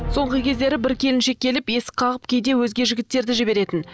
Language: Kazakh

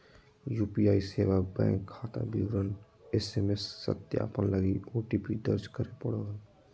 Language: Magahi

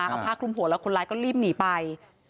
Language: Thai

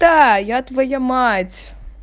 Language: Russian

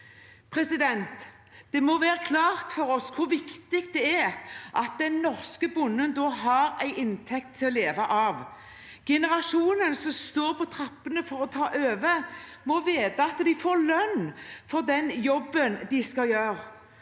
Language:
Norwegian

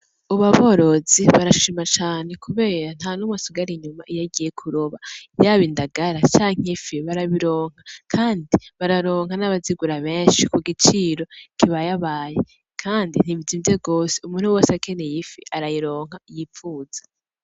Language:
Rundi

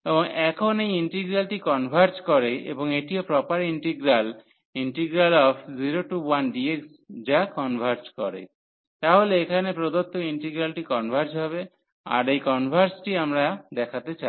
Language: Bangla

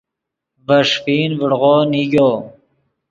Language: Yidgha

